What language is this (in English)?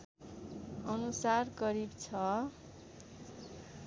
Nepali